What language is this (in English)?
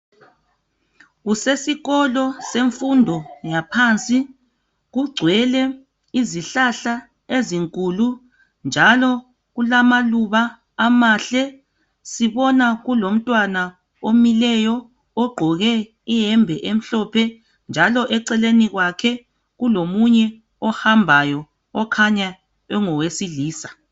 North Ndebele